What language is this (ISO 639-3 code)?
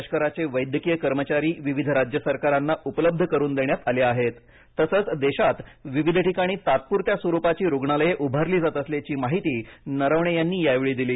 mar